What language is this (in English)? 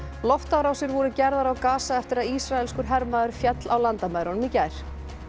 Icelandic